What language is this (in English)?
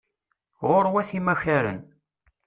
Kabyle